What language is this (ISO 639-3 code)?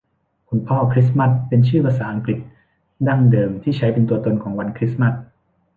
tha